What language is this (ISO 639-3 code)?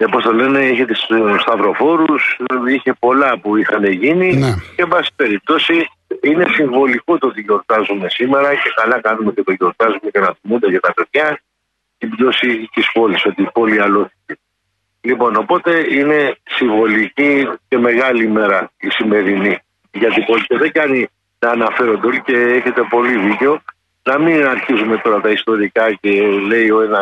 ell